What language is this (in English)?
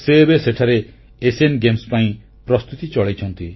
Odia